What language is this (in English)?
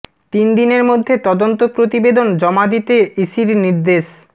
Bangla